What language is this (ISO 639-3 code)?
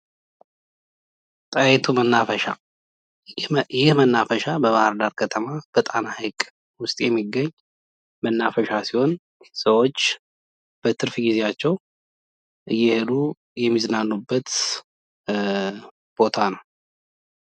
amh